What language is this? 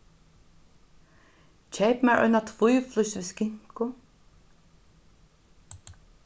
Faroese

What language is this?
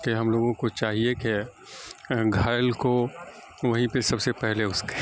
Urdu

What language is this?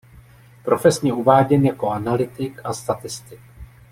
Czech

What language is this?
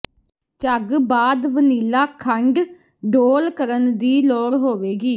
Punjabi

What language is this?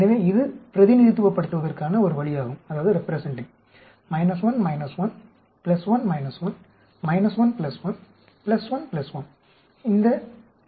Tamil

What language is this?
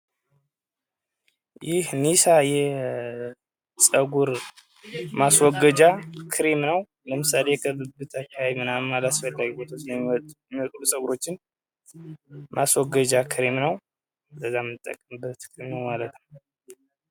Amharic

